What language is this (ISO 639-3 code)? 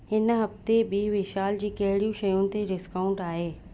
snd